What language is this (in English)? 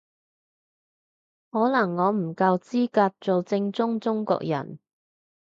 Cantonese